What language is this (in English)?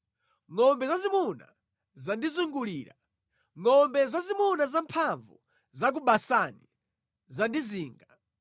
Nyanja